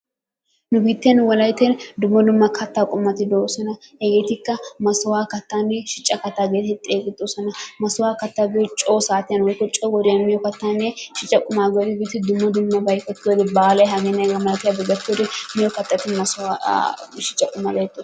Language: Wolaytta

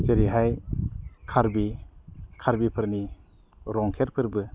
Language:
Bodo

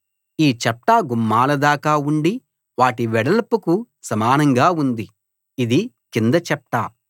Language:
Telugu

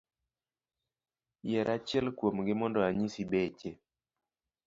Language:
Luo (Kenya and Tanzania)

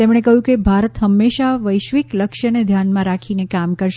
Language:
Gujarati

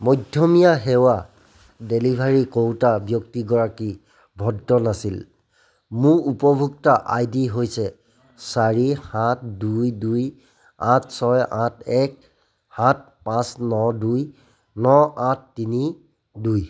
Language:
Assamese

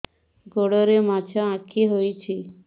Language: Odia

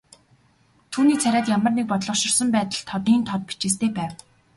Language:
Mongolian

